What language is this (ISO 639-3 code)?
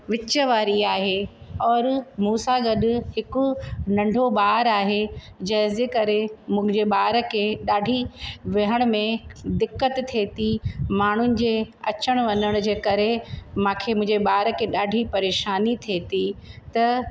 snd